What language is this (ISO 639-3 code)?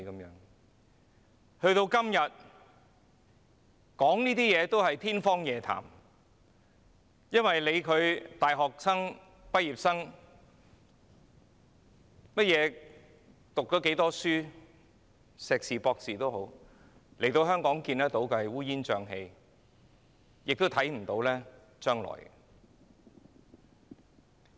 yue